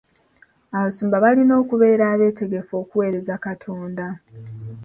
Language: Ganda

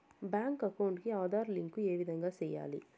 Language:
Telugu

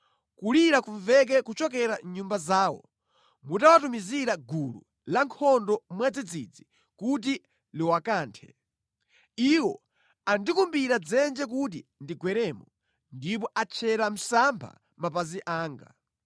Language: Nyanja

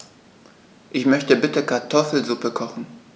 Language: German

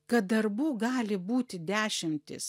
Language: Lithuanian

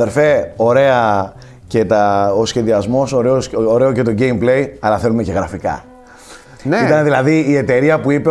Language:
Greek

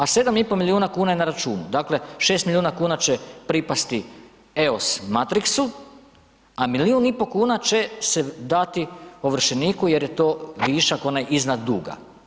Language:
Croatian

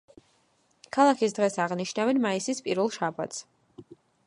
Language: Georgian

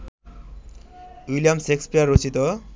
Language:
Bangla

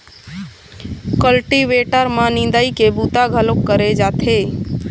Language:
Chhattisgarhi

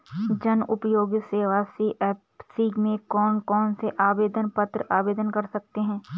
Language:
Hindi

